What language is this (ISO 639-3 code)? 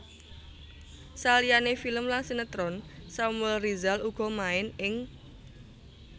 jav